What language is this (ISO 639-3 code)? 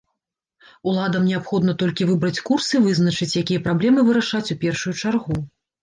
bel